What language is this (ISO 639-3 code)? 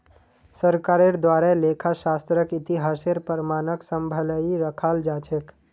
mag